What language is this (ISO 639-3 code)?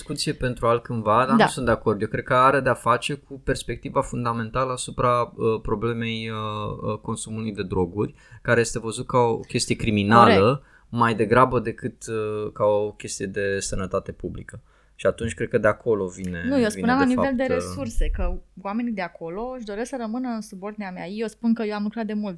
ron